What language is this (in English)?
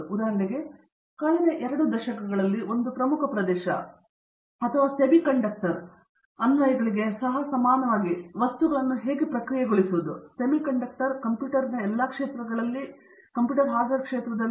Kannada